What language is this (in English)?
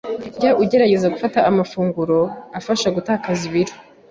Kinyarwanda